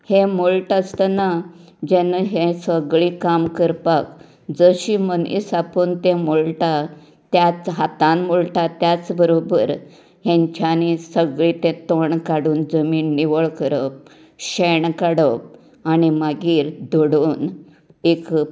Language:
Konkani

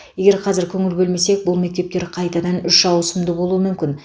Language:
Kazakh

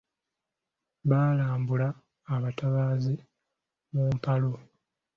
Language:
Ganda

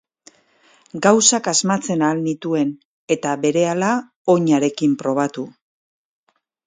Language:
Basque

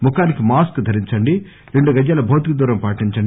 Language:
Telugu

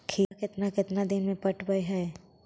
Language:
Magahi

